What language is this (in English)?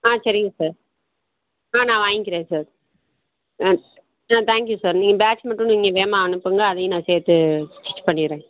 Tamil